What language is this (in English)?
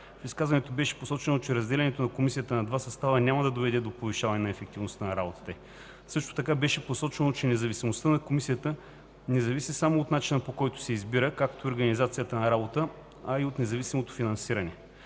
Bulgarian